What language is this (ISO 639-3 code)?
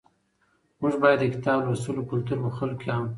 pus